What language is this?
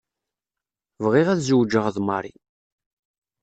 Kabyle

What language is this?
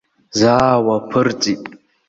Abkhazian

